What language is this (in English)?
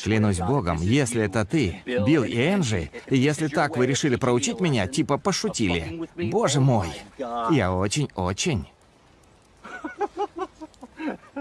Russian